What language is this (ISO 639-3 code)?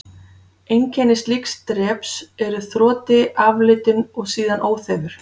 isl